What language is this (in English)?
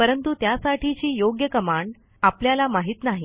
Marathi